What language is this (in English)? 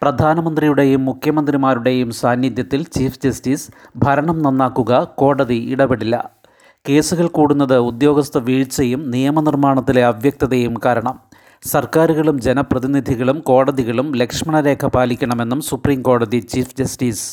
Malayalam